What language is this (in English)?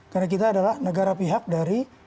Indonesian